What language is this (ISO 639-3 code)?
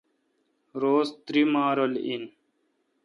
xka